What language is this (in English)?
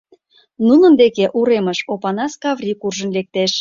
Mari